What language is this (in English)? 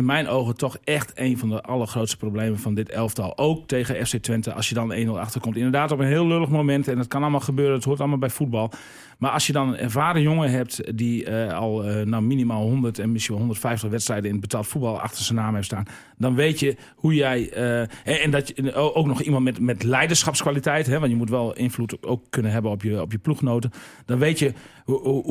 Dutch